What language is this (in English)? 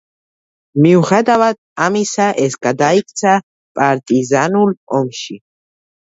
Georgian